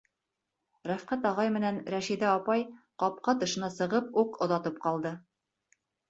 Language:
Bashkir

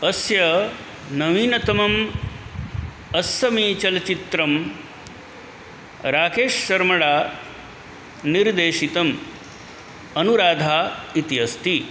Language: Sanskrit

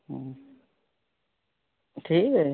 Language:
Odia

